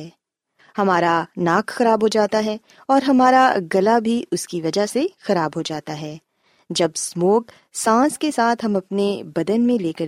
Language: Urdu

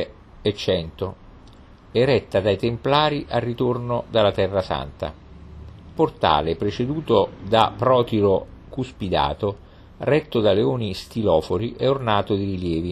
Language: Italian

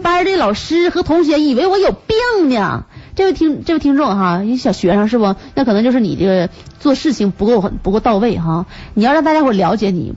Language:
Chinese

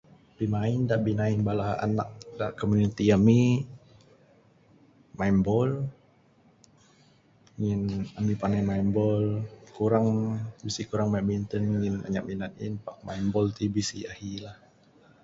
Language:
Bukar-Sadung Bidayuh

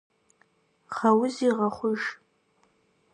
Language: Kabardian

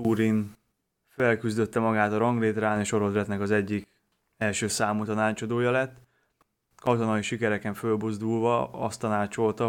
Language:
Hungarian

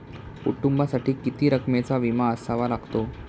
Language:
Marathi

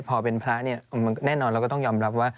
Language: Thai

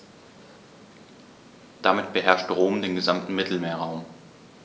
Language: German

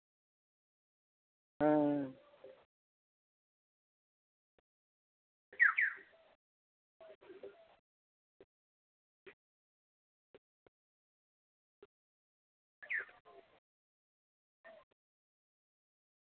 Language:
Santali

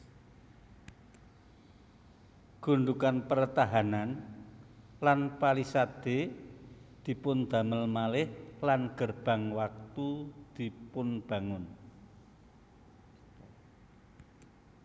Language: Javanese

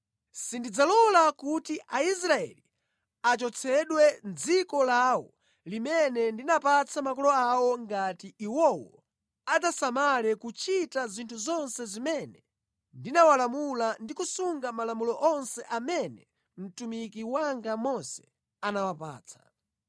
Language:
Nyanja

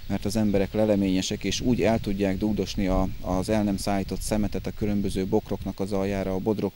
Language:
Hungarian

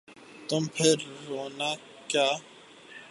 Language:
Urdu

